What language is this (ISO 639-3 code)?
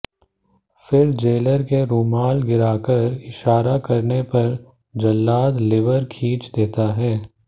hin